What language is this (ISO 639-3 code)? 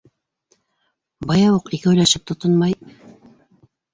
bak